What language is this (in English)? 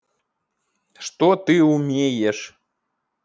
Russian